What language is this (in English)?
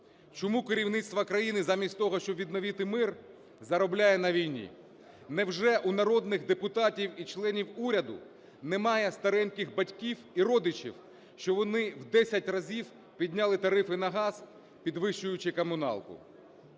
Ukrainian